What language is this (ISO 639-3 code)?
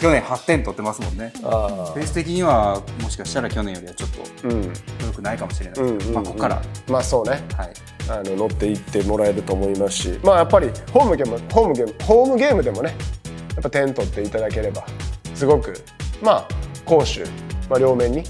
jpn